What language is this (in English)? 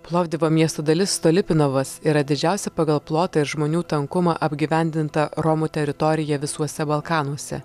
Lithuanian